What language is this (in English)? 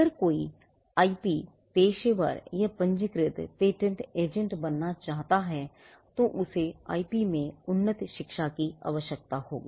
Hindi